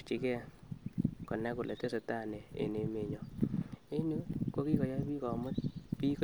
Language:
Kalenjin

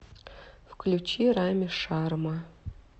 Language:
Russian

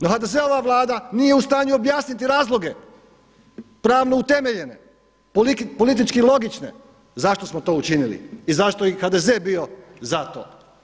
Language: Croatian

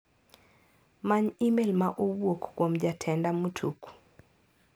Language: Luo (Kenya and Tanzania)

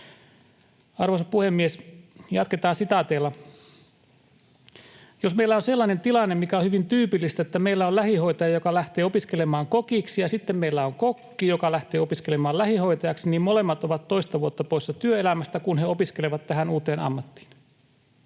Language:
Finnish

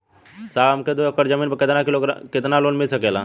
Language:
Bhojpuri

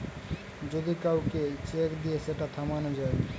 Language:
Bangla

